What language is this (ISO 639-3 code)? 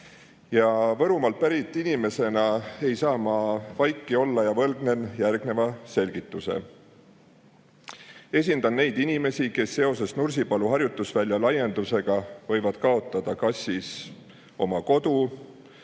est